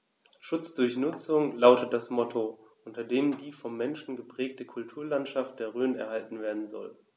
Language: German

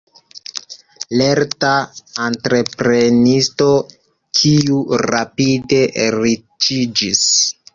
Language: Esperanto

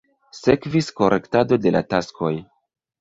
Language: Esperanto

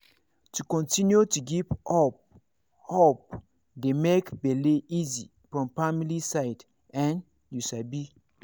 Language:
Nigerian Pidgin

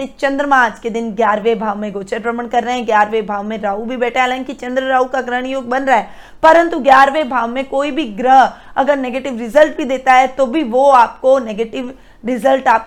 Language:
Hindi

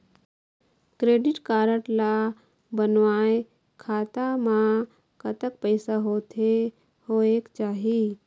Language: Chhattisgarhi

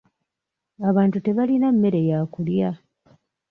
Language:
Ganda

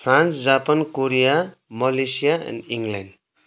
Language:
Nepali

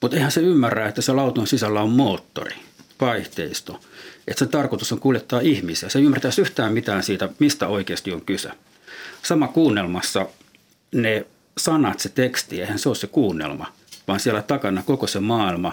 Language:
Finnish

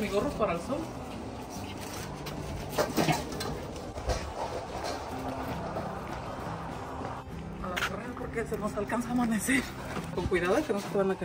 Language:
Spanish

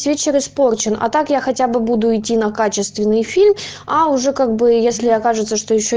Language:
Russian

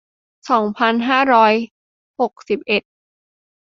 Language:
Thai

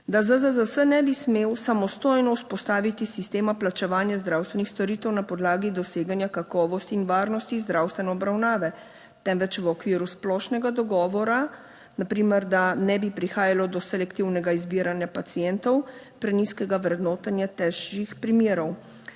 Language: Slovenian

